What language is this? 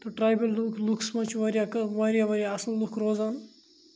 Kashmiri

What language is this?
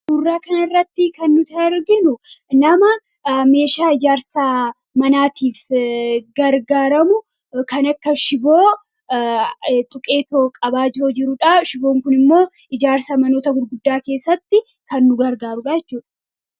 Oromo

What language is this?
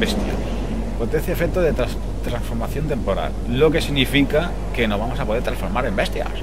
Spanish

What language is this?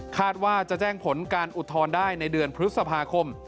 Thai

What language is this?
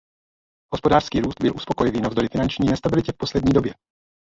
Czech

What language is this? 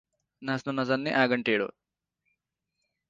Nepali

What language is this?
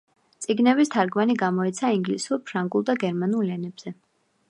Georgian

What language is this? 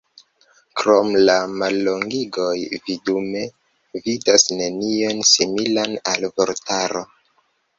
Esperanto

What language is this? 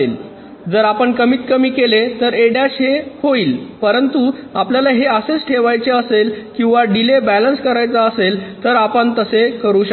Marathi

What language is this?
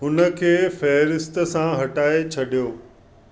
Sindhi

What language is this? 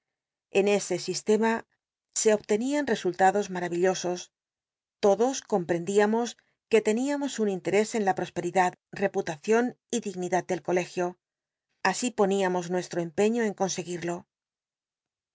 Spanish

